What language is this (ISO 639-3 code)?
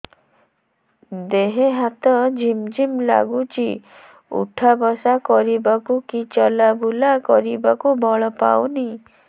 ori